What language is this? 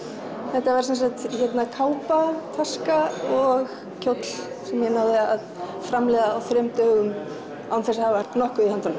Icelandic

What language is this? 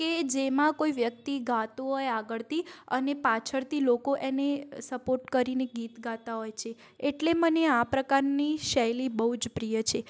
Gujarati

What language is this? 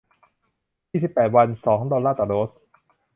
Thai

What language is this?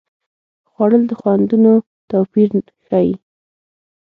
Pashto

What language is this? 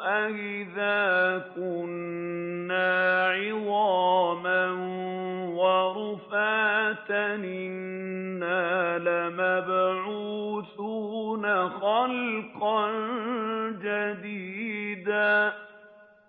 Arabic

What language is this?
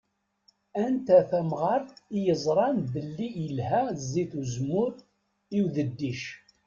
Kabyle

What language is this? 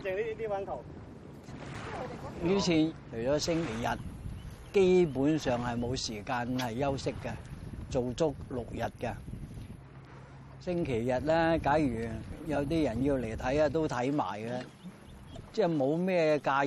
Chinese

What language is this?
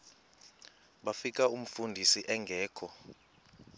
Xhosa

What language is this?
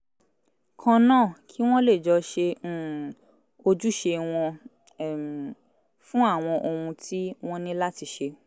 Yoruba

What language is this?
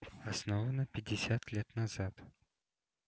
Russian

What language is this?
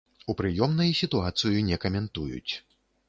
Belarusian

